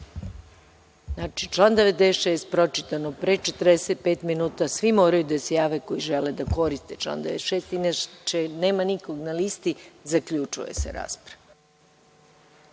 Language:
Serbian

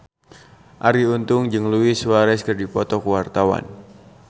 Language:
Sundanese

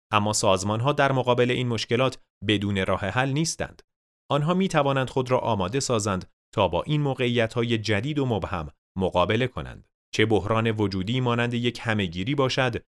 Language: Persian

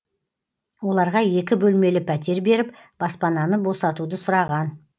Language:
Kazakh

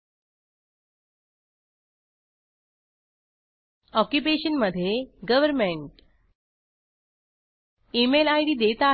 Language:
Marathi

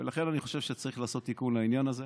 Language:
Hebrew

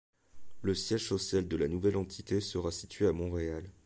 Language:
French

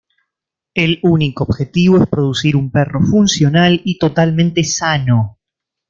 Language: Spanish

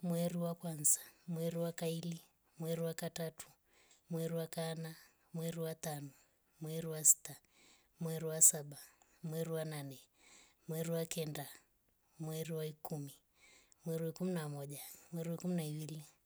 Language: Rombo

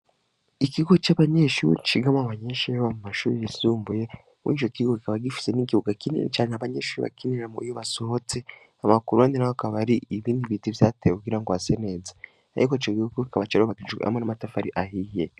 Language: Rundi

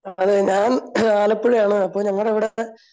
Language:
Malayalam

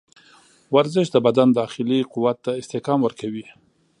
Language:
Pashto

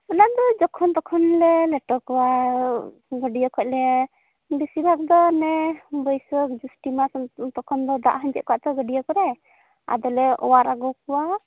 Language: Santali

